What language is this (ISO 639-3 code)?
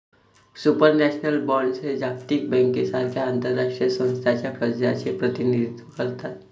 mar